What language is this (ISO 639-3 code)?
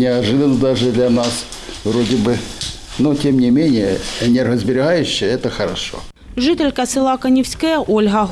ukr